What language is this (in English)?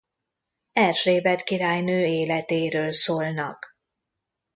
Hungarian